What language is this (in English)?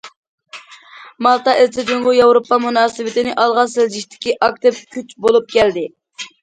Uyghur